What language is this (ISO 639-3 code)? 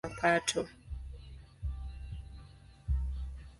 swa